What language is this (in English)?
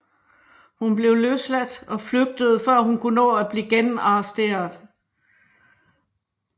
Danish